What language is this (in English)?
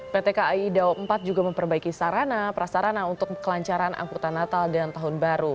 Indonesian